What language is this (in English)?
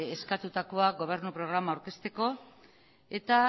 Basque